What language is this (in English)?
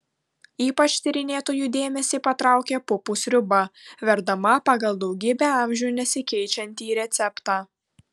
Lithuanian